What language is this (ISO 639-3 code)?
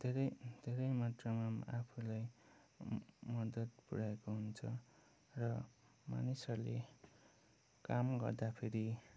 nep